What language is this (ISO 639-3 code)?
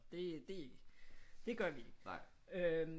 dan